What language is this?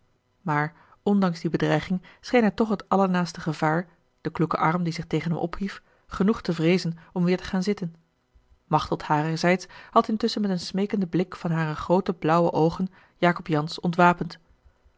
Dutch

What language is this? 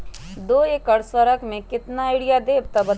Magahi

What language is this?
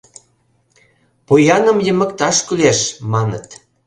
Mari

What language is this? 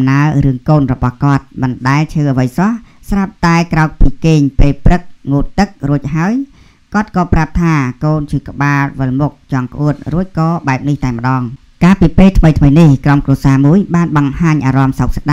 Thai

